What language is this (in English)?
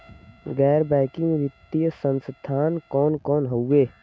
Bhojpuri